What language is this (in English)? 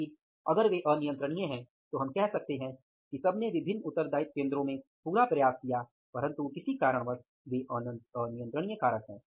Hindi